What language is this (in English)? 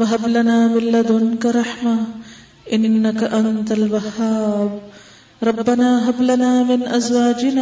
Urdu